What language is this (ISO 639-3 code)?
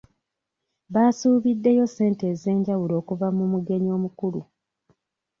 lug